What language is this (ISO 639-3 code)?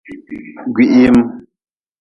nmz